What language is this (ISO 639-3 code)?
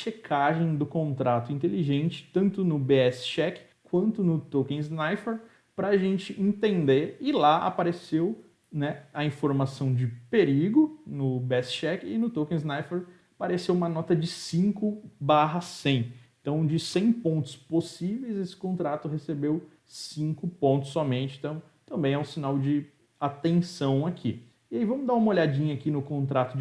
por